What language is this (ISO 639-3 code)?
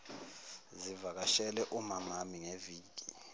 zul